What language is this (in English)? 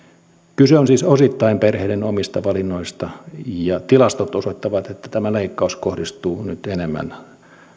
Finnish